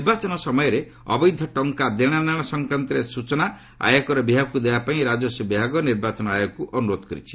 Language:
Odia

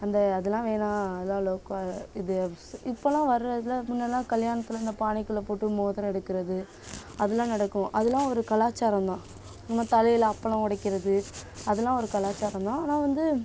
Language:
Tamil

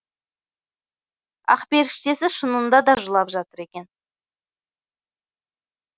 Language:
Kazakh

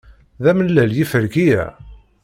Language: Kabyle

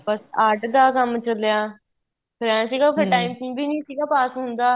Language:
Punjabi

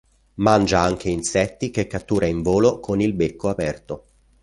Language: Italian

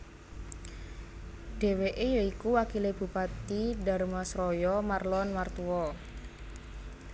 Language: Javanese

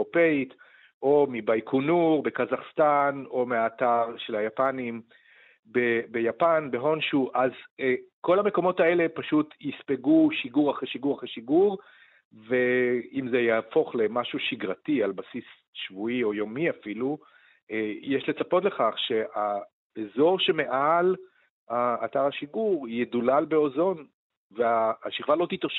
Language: Hebrew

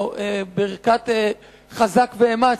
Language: Hebrew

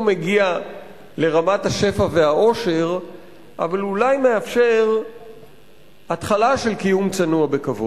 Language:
Hebrew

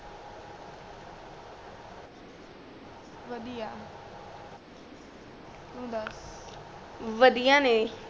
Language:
Punjabi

